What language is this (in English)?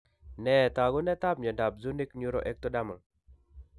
Kalenjin